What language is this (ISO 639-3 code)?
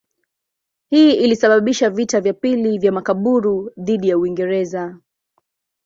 swa